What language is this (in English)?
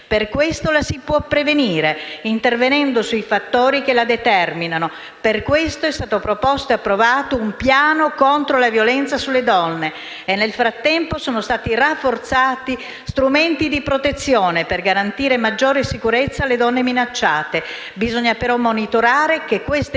Italian